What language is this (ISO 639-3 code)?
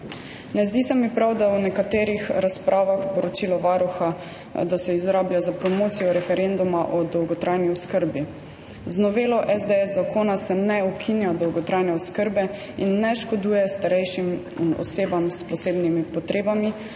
slv